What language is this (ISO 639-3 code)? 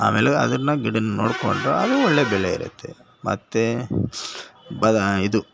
kan